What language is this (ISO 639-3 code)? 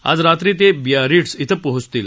mar